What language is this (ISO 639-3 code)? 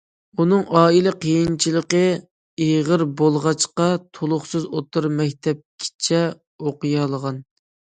uig